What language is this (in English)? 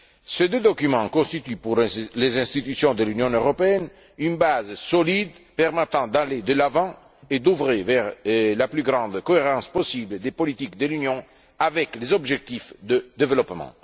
French